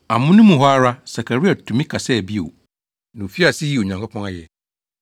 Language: Akan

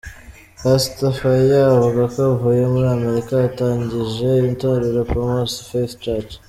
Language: Kinyarwanda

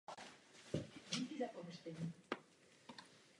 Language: Czech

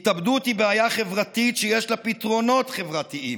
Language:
Hebrew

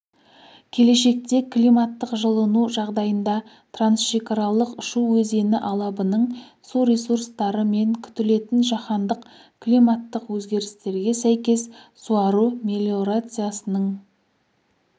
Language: Kazakh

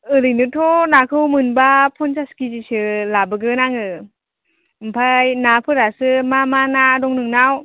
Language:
Bodo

